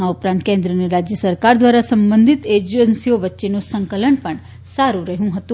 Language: Gujarati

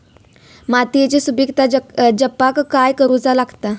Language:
Marathi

